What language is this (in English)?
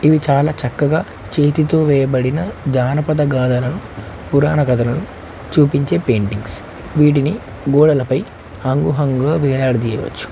Telugu